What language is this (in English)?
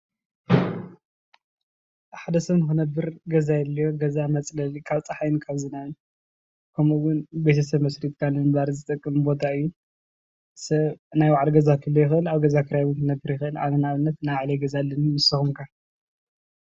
Tigrinya